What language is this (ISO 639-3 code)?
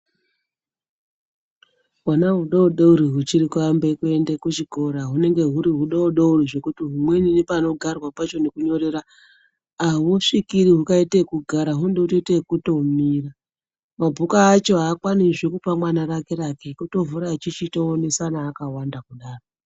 ndc